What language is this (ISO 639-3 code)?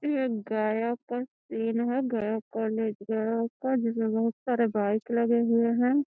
mag